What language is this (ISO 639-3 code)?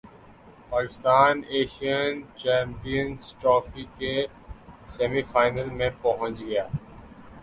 urd